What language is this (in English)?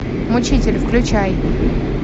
Russian